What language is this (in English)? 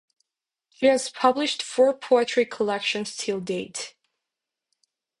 English